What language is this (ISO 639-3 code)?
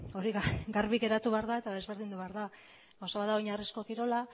eus